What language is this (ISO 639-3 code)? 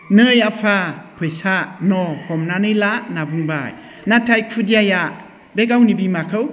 brx